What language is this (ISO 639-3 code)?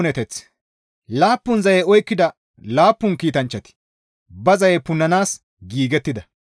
gmv